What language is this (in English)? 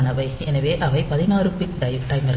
Tamil